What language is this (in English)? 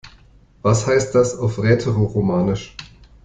German